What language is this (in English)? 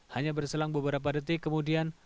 Indonesian